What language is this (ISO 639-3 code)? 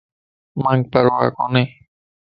lss